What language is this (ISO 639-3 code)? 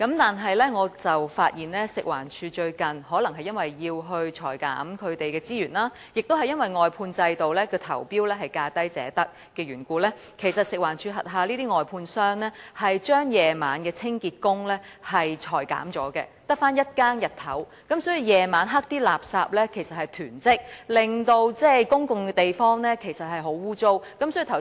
yue